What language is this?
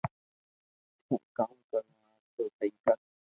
Loarki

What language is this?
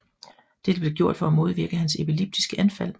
Danish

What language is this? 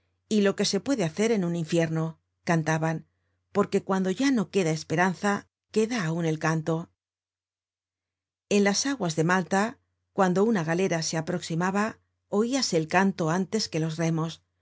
Spanish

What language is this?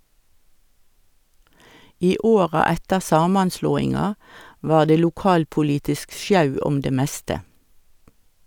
Norwegian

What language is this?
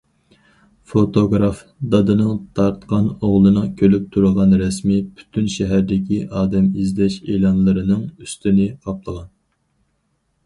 Uyghur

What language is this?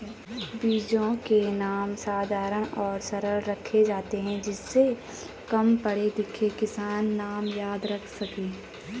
Hindi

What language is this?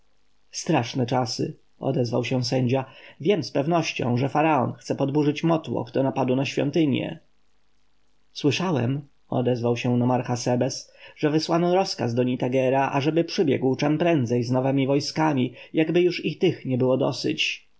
Polish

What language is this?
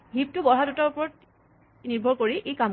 Assamese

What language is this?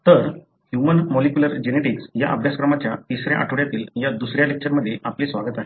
Marathi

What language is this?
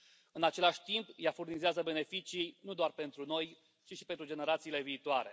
Romanian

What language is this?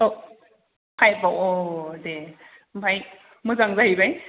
Bodo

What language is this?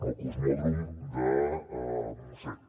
Catalan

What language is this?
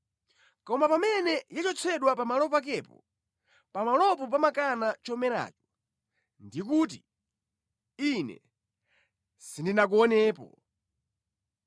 Nyanja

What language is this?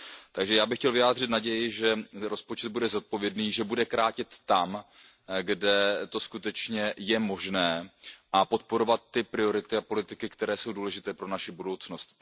Czech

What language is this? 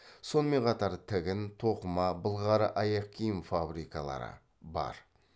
Kazakh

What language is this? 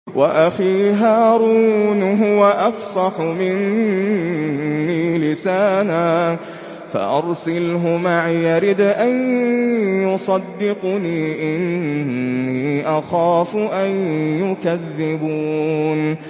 Arabic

